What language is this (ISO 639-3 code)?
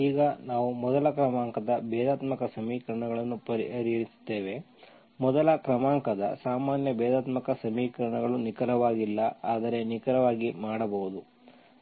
kan